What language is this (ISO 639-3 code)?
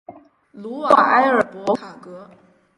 zho